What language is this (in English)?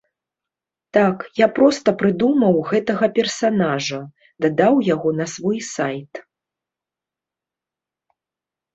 Belarusian